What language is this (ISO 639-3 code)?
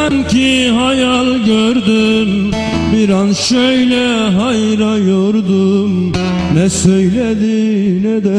tur